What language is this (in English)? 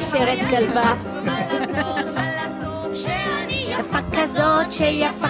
Hebrew